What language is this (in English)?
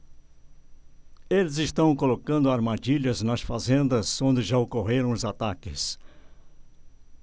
Portuguese